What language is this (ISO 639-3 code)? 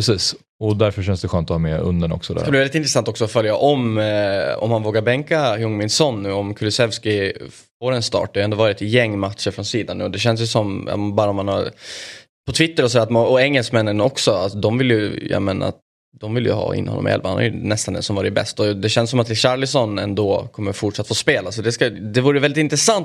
swe